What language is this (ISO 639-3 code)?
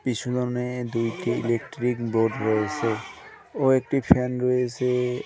ben